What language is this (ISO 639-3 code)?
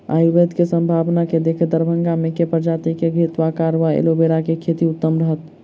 mai